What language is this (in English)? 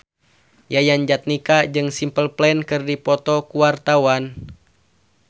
Sundanese